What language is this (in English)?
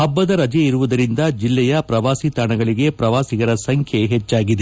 Kannada